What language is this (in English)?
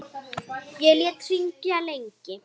Icelandic